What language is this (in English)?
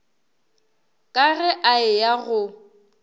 Northern Sotho